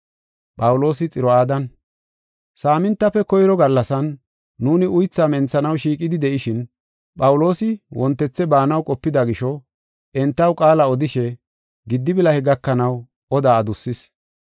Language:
Gofa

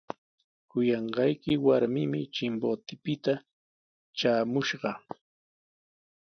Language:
Sihuas Ancash Quechua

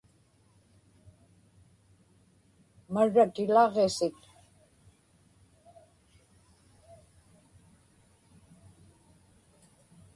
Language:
Inupiaq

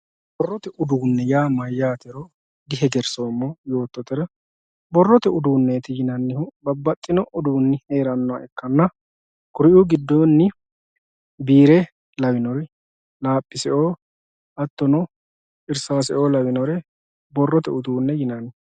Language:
Sidamo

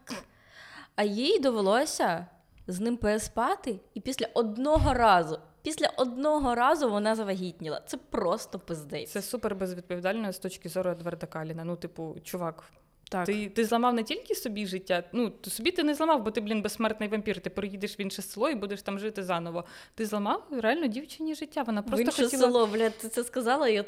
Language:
Ukrainian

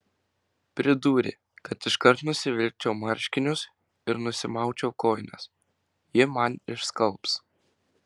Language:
Lithuanian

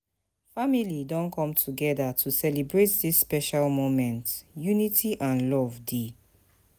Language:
Nigerian Pidgin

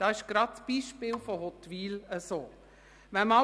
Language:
Swiss German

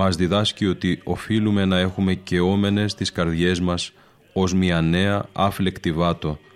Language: Greek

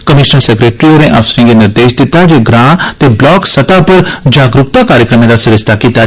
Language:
Dogri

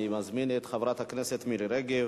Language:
Hebrew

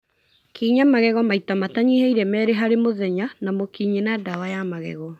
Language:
Kikuyu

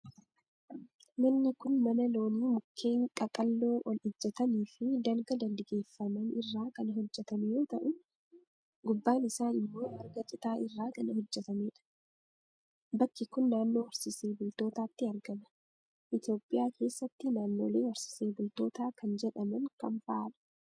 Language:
Oromo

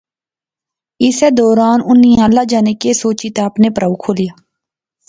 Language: Pahari-Potwari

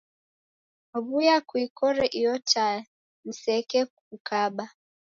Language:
Taita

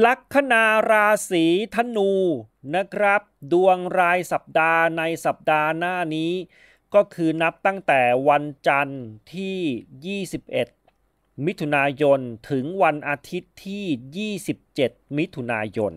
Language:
Thai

